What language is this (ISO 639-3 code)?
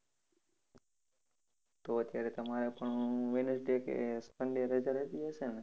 guj